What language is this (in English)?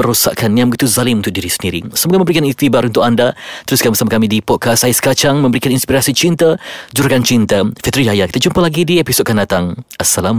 Malay